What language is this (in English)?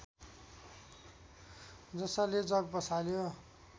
Nepali